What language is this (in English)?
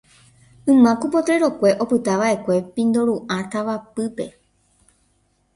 Guarani